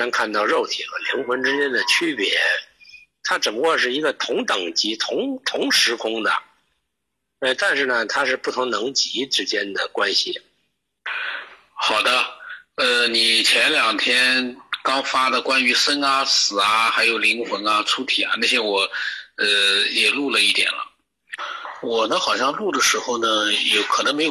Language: Chinese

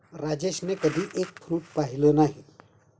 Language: Marathi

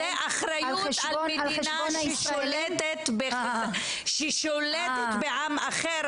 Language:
Hebrew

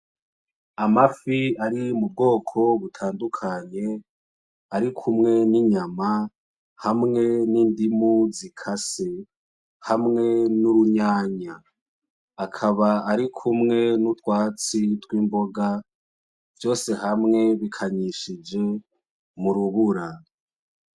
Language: Rundi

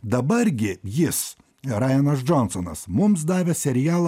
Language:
Lithuanian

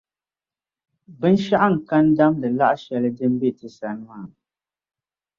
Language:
Dagbani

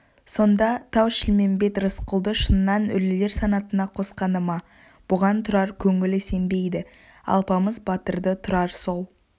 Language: Kazakh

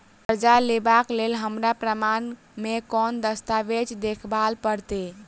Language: Maithili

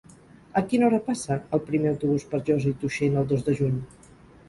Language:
Catalan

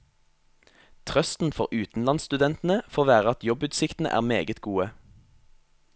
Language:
Norwegian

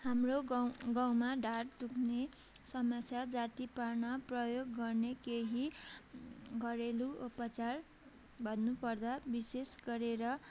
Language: Nepali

